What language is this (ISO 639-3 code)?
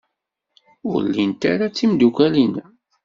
kab